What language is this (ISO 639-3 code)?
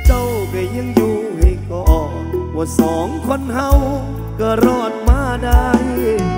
tha